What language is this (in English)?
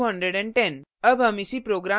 Hindi